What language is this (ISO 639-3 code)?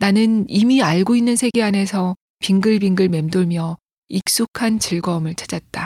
kor